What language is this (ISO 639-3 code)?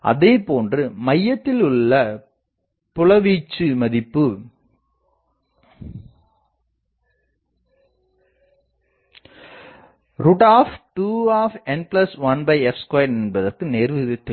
tam